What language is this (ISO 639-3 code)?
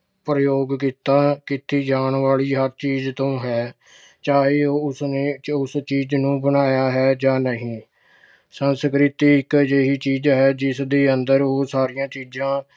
pan